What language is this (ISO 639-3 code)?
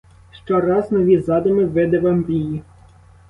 ukr